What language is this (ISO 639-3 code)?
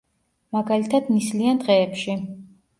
kat